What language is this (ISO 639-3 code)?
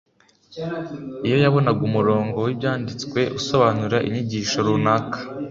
kin